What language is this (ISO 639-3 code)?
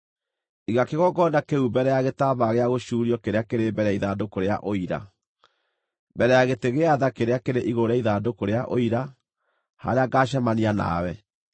kik